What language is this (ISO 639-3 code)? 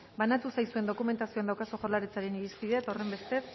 eus